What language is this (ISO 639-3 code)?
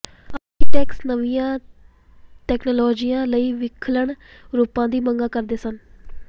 pan